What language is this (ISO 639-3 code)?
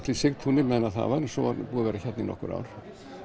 isl